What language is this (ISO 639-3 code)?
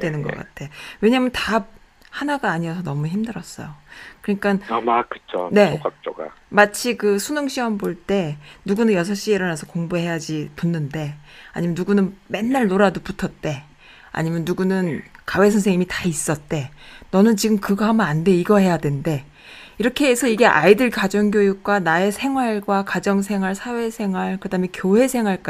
kor